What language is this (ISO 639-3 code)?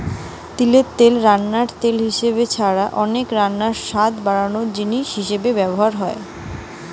ben